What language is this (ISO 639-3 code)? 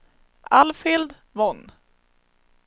swe